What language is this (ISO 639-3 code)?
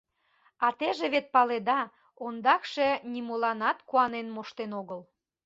chm